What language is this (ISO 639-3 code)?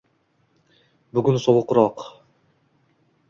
uzb